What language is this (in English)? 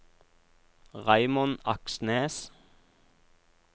Norwegian